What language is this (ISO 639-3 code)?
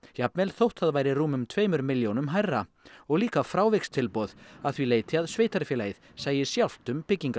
isl